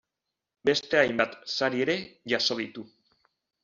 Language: Basque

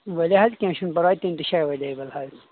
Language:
Kashmiri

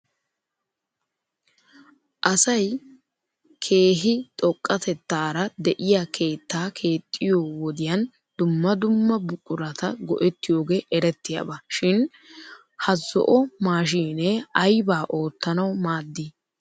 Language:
Wolaytta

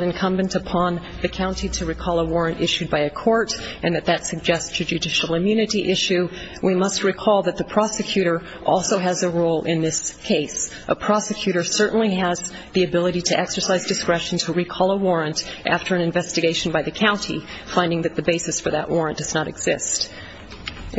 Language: English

